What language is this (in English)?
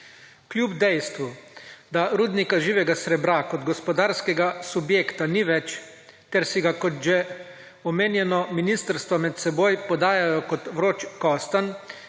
Slovenian